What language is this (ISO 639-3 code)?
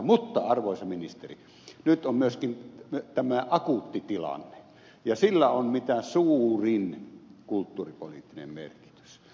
fin